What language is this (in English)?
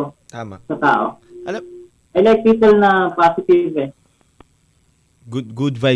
Filipino